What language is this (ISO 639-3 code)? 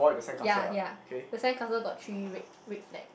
eng